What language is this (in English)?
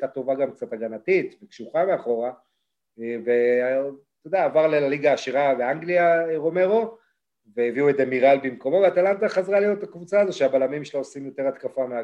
Hebrew